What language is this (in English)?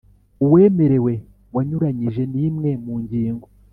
Kinyarwanda